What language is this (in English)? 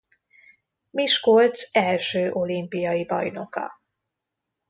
Hungarian